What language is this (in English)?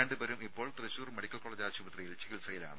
Malayalam